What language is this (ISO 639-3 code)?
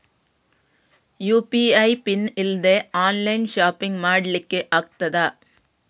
kan